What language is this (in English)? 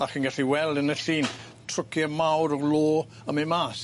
Welsh